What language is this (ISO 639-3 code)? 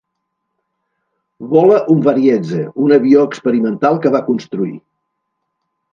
cat